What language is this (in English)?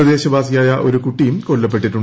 Malayalam